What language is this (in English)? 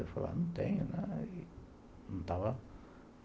Portuguese